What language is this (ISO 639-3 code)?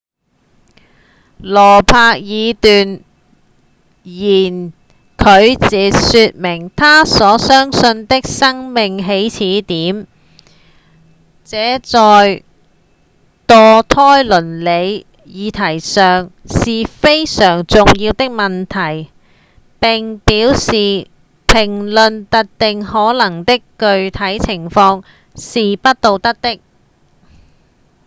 yue